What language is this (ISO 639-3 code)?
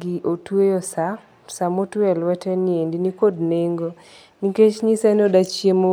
luo